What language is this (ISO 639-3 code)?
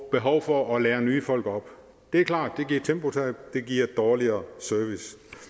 dan